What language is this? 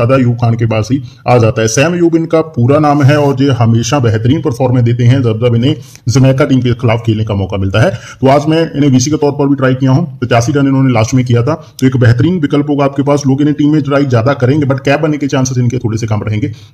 Hindi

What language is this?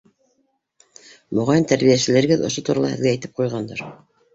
Bashkir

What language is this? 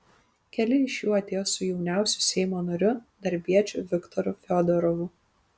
Lithuanian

